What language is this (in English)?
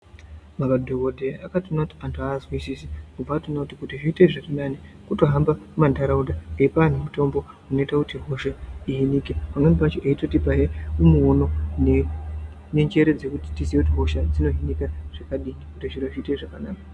Ndau